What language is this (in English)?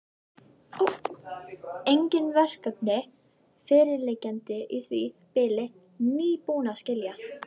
Icelandic